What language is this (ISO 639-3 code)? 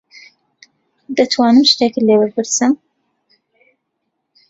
ckb